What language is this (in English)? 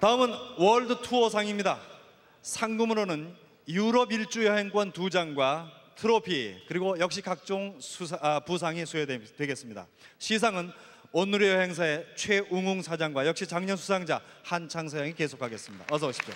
Korean